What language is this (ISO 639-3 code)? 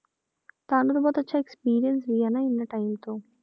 pan